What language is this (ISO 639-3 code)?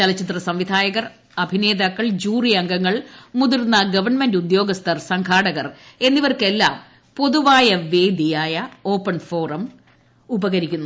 mal